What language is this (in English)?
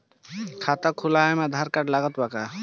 Bhojpuri